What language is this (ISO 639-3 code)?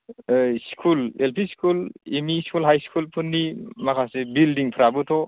brx